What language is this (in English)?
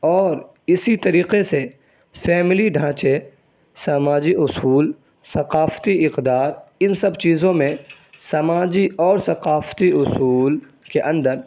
Urdu